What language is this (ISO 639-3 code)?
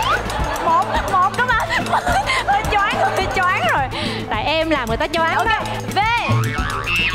vie